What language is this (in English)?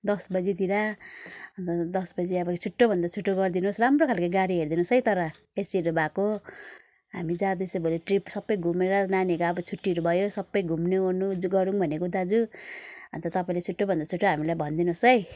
Nepali